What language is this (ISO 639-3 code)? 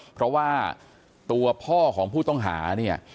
tha